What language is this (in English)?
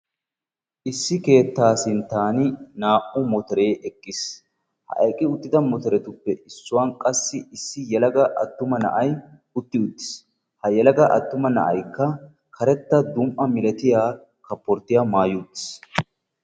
Wolaytta